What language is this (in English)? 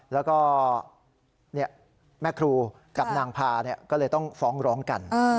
Thai